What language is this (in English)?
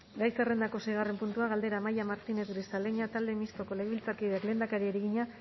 Basque